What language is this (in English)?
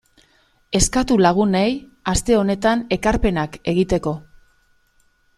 Basque